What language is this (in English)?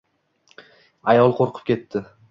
Uzbek